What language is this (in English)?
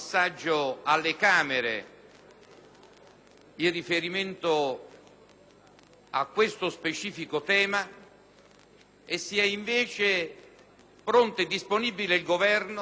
Italian